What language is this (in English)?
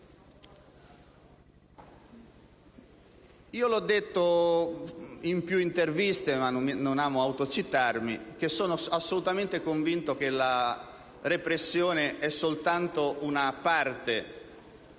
Italian